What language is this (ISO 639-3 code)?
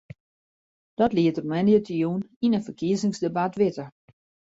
fry